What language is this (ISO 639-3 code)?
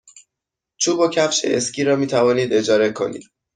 fas